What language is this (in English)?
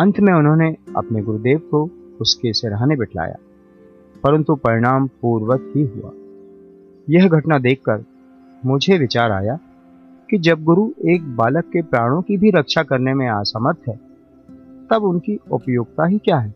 Hindi